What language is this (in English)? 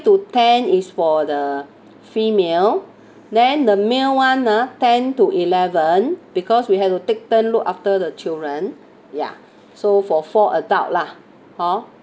English